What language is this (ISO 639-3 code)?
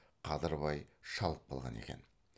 kaz